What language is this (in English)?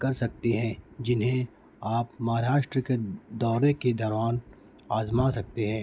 Urdu